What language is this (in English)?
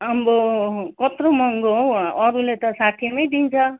Nepali